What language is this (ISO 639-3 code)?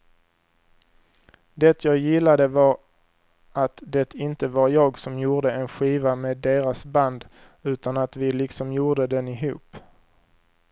swe